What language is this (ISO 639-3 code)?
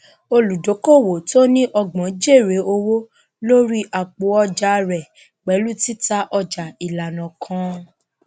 yor